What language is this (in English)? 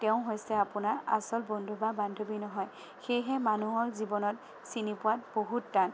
Assamese